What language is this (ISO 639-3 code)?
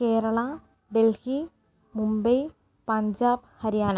mal